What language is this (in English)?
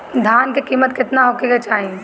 Bhojpuri